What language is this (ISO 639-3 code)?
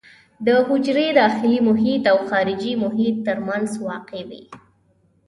pus